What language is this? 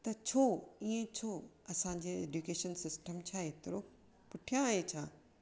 Sindhi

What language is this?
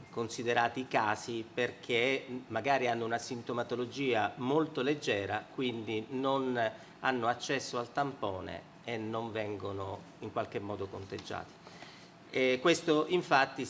Italian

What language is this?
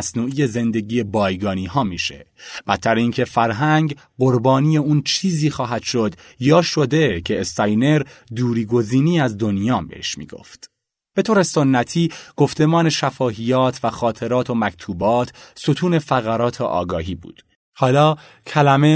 Persian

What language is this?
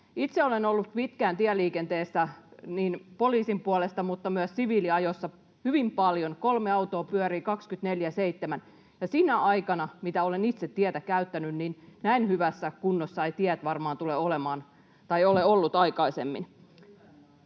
Finnish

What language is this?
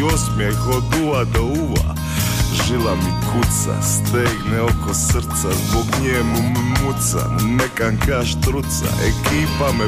Croatian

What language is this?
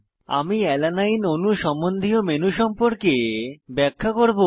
Bangla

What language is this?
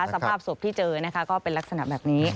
Thai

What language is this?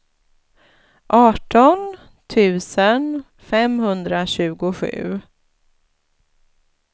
Swedish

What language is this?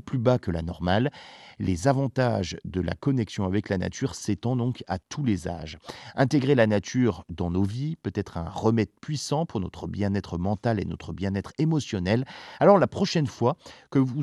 French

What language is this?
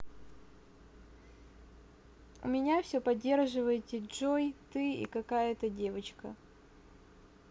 Russian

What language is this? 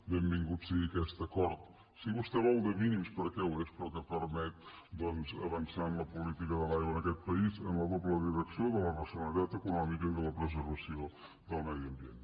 Catalan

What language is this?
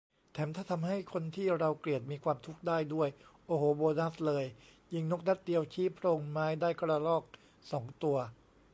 Thai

